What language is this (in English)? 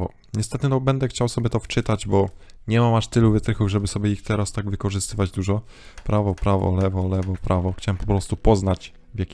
Polish